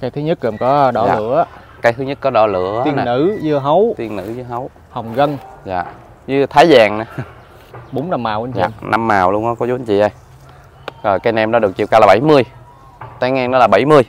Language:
Vietnamese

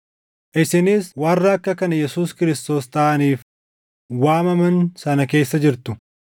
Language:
Oromo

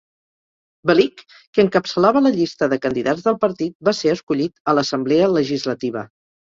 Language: Catalan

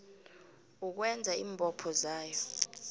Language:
South Ndebele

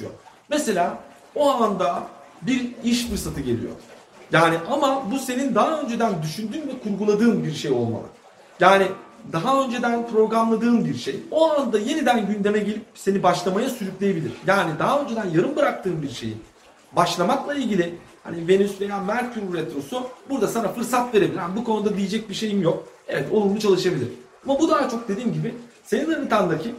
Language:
Turkish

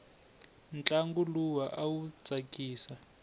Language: Tsonga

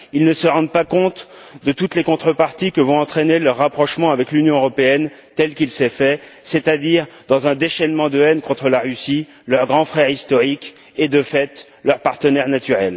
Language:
French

